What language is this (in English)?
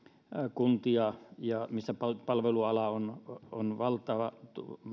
Finnish